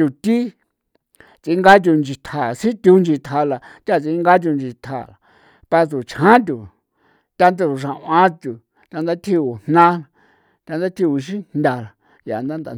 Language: San Felipe Otlaltepec Popoloca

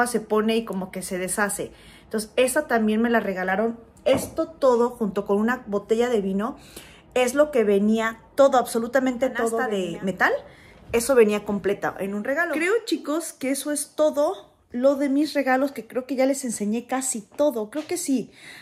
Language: Spanish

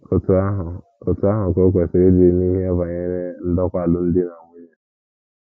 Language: Igbo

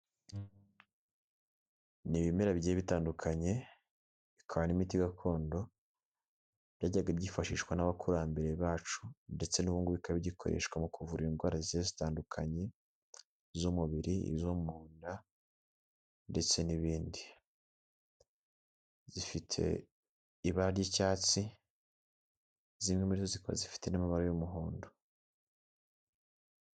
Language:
Kinyarwanda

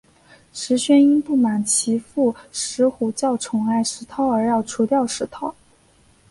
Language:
Chinese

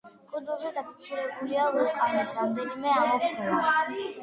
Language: Georgian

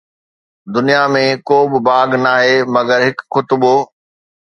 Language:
Sindhi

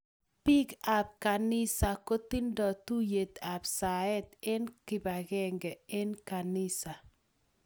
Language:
Kalenjin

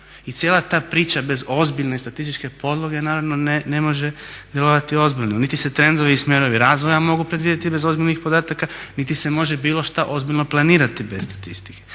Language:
Croatian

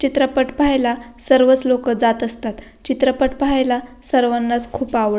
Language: Marathi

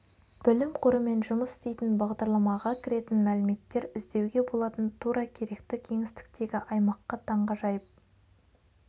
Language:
Kazakh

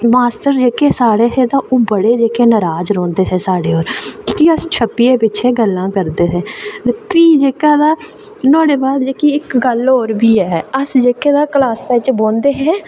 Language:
Dogri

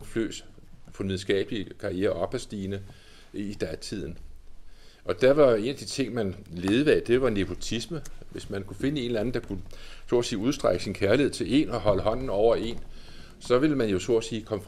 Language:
Danish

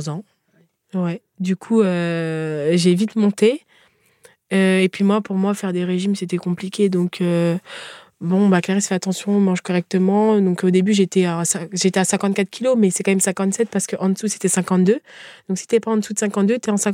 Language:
French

